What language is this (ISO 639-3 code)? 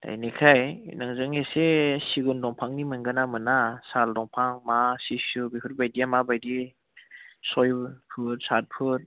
brx